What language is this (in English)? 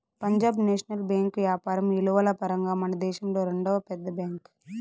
Telugu